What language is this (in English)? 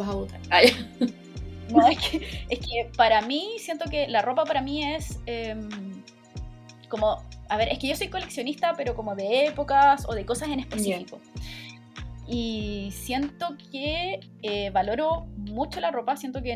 Spanish